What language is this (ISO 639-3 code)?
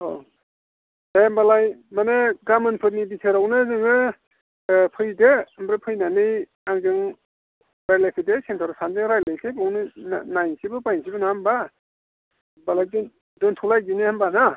brx